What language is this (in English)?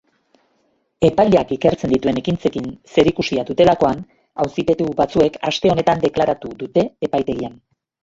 Basque